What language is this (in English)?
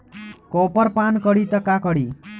Bhojpuri